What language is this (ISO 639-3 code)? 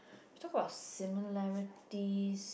eng